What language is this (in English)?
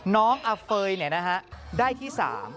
Thai